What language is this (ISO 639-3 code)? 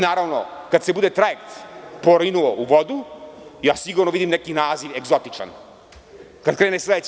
srp